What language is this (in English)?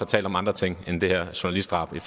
Danish